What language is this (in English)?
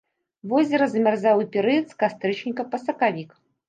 Belarusian